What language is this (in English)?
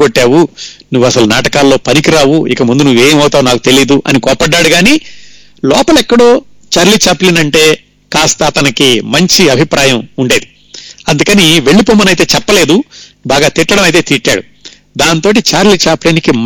Telugu